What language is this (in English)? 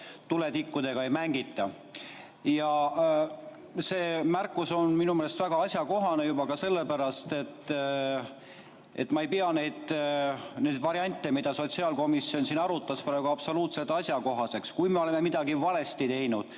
Estonian